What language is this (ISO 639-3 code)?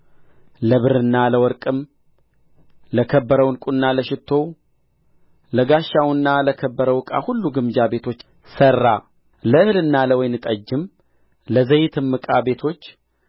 amh